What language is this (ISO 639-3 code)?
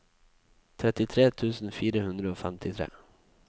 nor